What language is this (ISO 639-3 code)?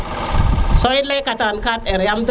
srr